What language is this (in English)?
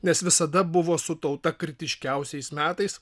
Lithuanian